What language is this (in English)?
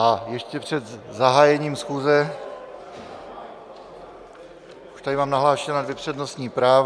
Czech